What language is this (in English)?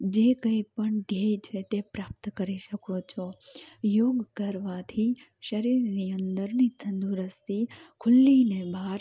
Gujarati